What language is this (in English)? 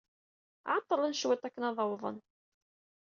Kabyle